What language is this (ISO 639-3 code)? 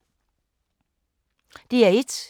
dan